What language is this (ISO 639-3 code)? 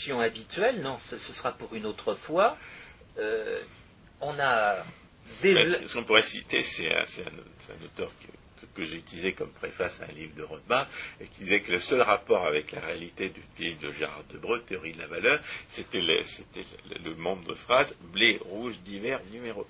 fra